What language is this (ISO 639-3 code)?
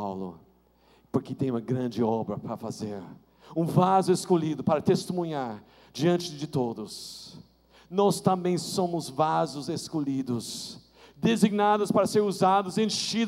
por